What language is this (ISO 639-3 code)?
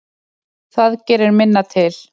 isl